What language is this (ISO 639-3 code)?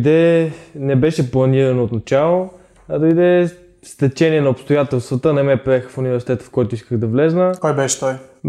bul